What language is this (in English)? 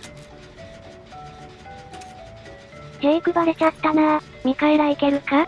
Japanese